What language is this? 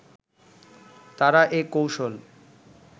Bangla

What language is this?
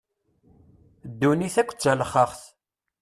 Kabyle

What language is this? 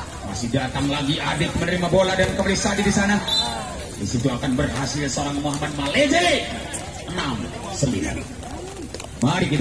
Indonesian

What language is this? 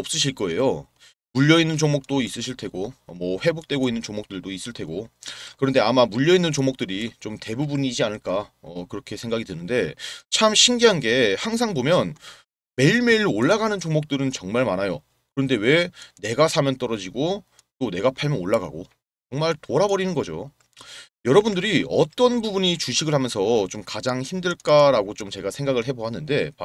Korean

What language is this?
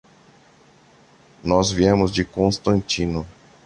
Portuguese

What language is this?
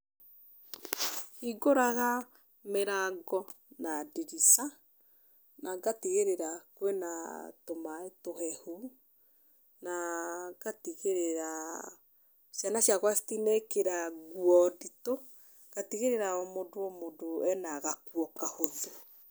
Kikuyu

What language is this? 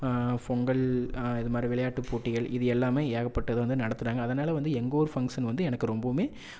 Tamil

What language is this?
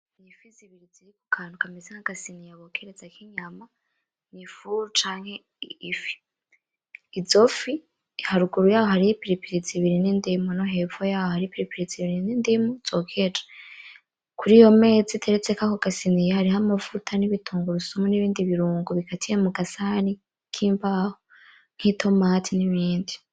Rundi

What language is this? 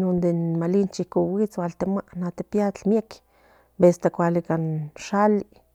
Central Nahuatl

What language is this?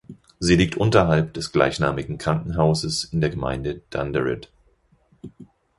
German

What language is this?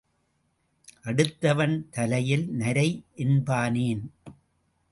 Tamil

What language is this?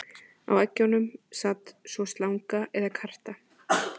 Icelandic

